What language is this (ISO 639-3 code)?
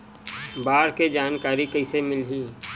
hne